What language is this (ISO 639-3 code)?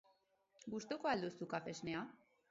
eus